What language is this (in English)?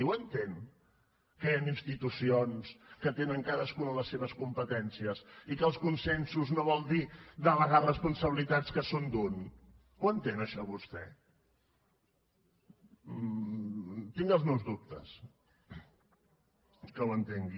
Catalan